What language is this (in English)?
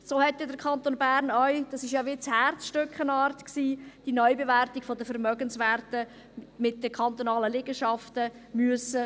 Swiss German